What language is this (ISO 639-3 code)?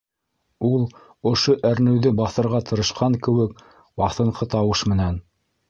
bak